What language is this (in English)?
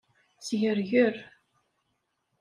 Kabyle